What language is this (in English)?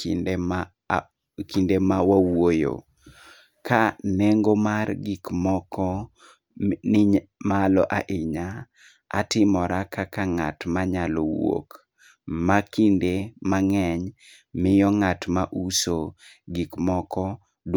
Luo (Kenya and Tanzania)